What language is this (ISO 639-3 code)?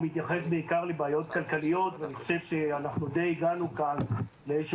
heb